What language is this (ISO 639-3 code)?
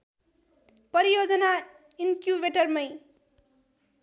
nep